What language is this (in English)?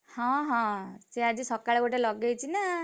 Odia